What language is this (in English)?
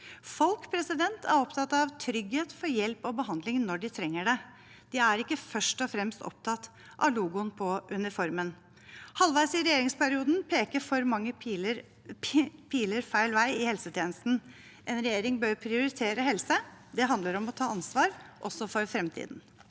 Norwegian